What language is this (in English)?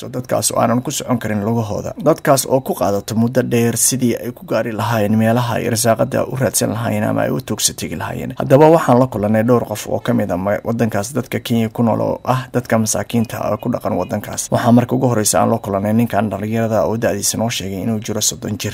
Arabic